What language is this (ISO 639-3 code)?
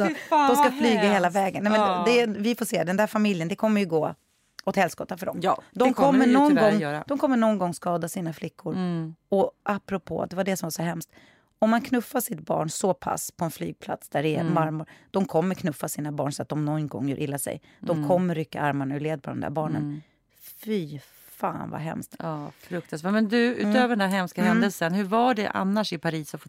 swe